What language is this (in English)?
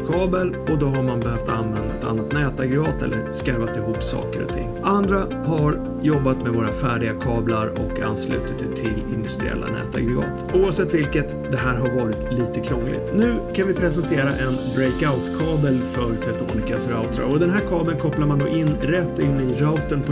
Swedish